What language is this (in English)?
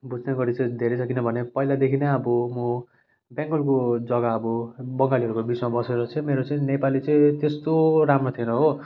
Nepali